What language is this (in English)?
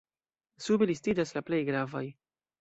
Esperanto